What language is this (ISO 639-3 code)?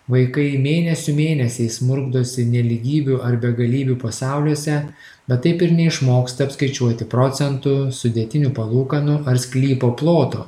lit